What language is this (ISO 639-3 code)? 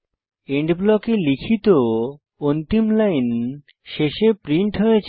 ben